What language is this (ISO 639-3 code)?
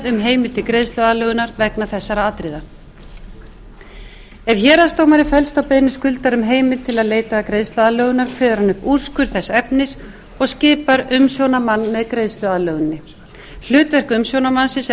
isl